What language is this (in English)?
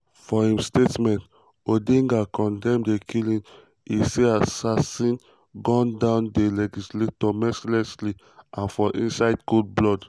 Nigerian Pidgin